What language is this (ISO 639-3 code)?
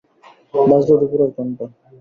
ben